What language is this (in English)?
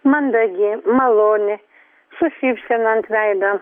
Lithuanian